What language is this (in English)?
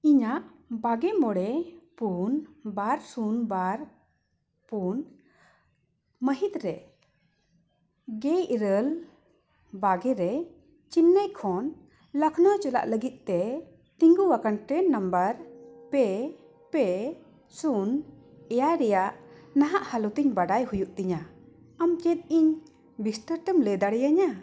Santali